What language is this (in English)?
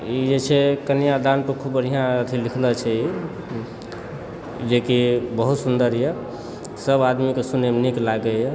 Maithili